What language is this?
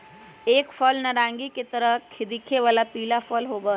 Magahi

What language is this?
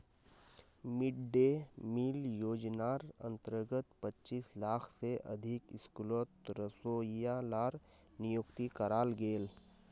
Magahi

